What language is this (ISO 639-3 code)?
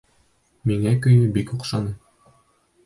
bak